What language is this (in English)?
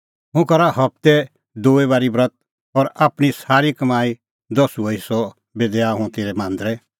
Kullu Pahari